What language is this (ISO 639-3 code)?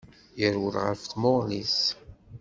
kab